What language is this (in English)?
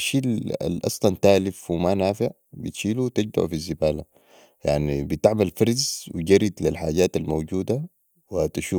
Sudanese Arabic